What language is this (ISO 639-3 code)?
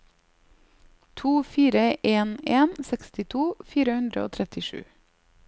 nor